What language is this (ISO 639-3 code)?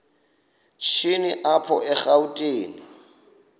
xho